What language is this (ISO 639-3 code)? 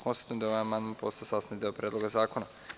srp